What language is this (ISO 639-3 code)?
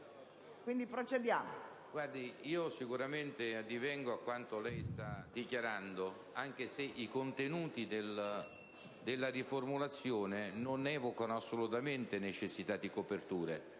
ita